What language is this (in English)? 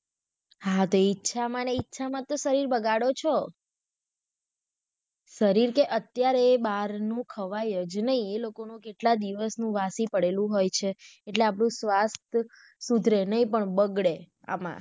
Gujarati